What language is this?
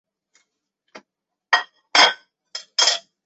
Chinese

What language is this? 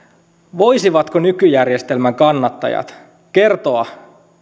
Finnish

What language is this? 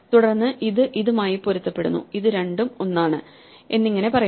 Malayalam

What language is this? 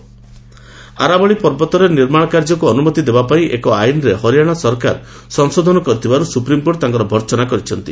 Odia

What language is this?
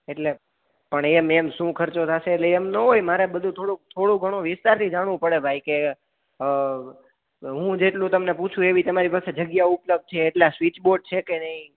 Gujarati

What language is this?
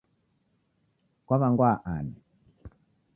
Taita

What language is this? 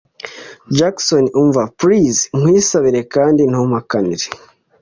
Kinyarwanda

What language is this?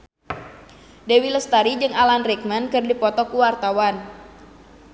Sundanese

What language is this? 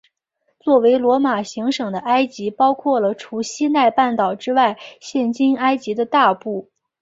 Chinese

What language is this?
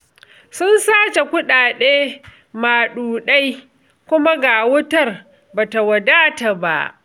Hausa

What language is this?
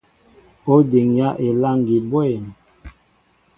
Mbo (Cameroon)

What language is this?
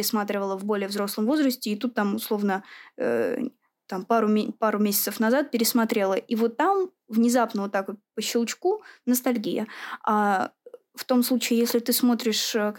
Russian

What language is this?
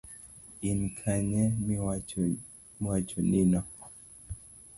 Luo (Kenya and Tanzania)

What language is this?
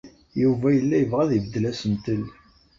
Kabyle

